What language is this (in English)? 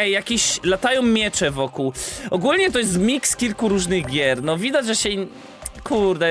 Polish